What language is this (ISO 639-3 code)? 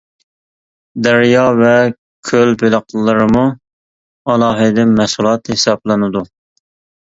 uig